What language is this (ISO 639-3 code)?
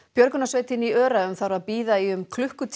isl